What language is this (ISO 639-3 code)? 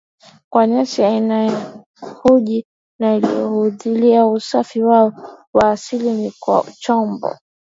swa